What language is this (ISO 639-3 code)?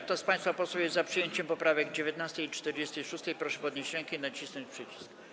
pol